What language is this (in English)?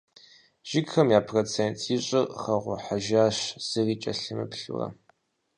Kabardian